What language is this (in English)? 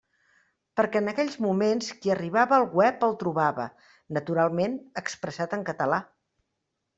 Catalan